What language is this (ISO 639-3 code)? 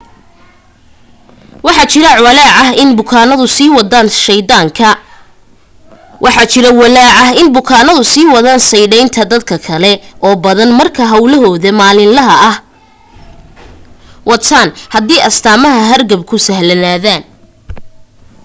som